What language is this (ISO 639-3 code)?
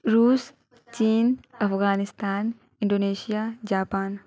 urd